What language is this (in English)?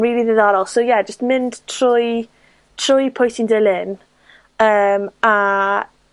Welsh